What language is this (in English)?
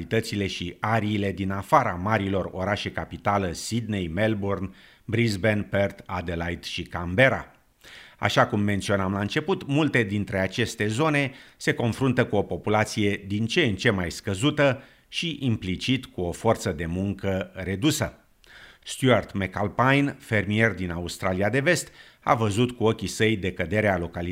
Romanian